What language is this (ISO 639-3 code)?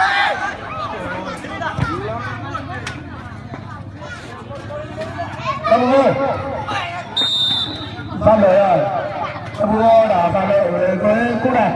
vie